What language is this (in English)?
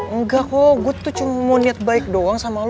Indonesian